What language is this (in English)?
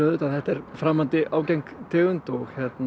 Icelandic